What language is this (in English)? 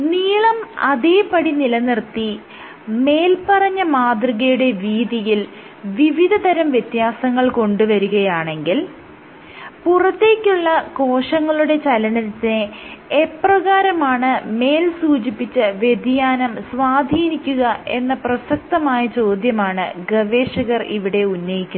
Malayalam